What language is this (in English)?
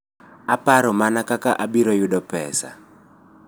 Luo (Kenya and Tanzania)